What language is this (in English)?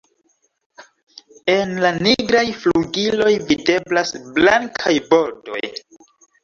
Esperanto